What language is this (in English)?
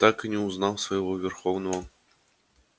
Russian